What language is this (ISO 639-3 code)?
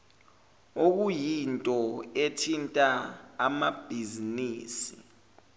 zul